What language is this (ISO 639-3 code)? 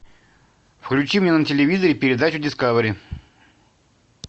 rus